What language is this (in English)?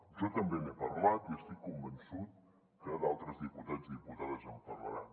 Catalan